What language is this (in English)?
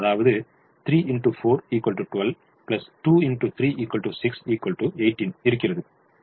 Tamil